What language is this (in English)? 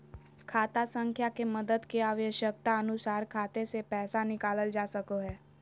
Magahi